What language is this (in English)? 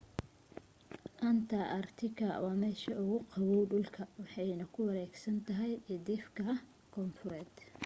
Somali